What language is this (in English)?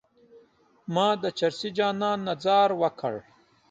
Pashto